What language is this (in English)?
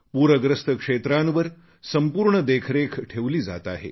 Marathi